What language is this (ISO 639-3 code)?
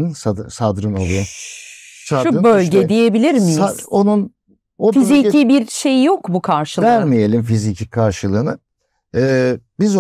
tur